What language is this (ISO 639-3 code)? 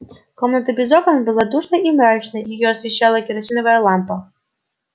rus